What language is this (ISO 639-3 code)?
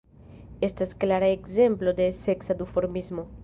epo